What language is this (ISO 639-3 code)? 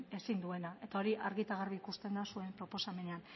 eus